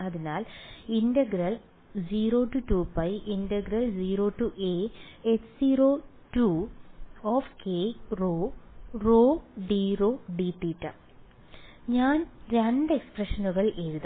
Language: Malayalam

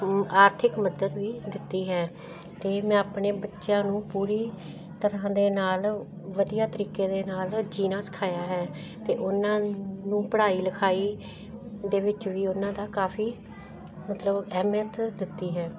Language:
Punjabi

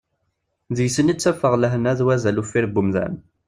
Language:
Kabyle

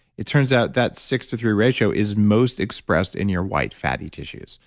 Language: English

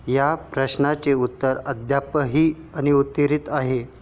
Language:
Marathi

